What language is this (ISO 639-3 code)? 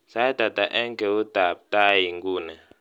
kln